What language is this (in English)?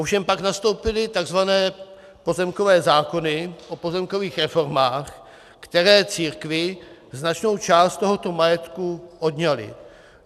Czech